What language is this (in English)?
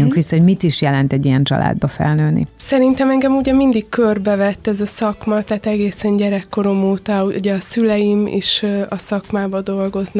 Hungarian